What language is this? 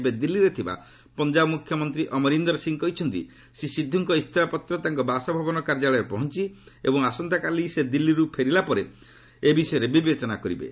Odia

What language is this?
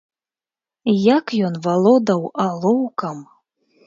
Belarusian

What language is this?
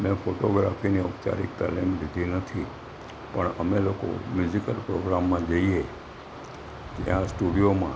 Gujarati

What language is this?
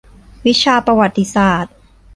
Thai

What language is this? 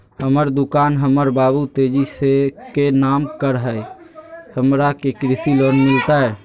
Magahi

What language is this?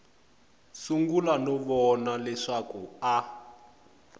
Tsonga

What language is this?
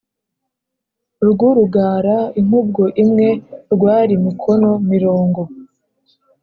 Kinyarwanda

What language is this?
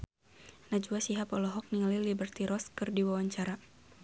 Sundanese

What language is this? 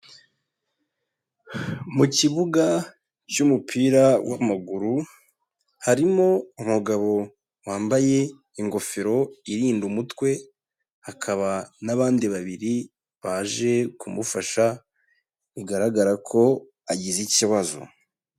Kinyarwanda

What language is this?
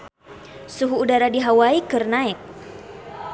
Sundanese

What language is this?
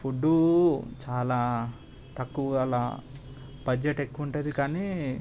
Telugu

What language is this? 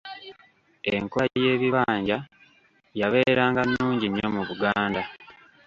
Ganda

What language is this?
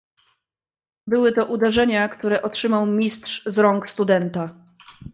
Polish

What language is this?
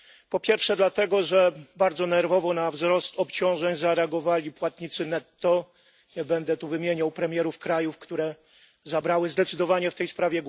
Polish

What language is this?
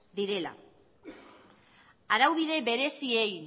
Basque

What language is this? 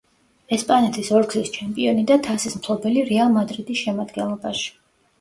Georgian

